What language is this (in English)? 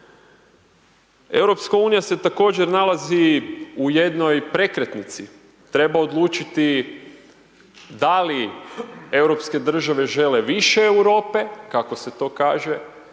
Croatian